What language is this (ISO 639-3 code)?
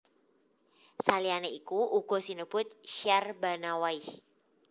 jav